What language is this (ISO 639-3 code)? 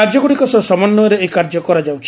ori